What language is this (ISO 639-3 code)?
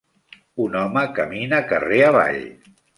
cat